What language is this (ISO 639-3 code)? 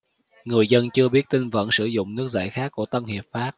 vie